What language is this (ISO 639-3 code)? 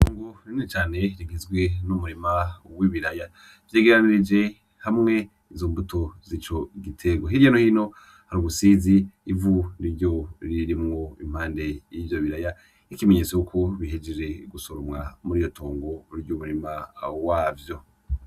run